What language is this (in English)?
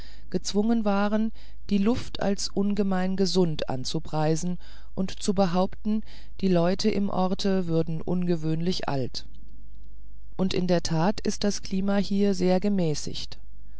German